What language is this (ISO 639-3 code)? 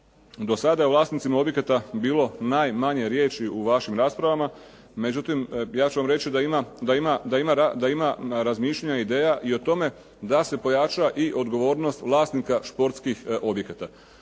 hrv